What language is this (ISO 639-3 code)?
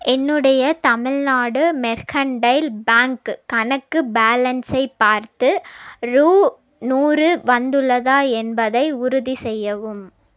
tam